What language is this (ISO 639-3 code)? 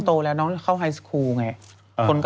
tha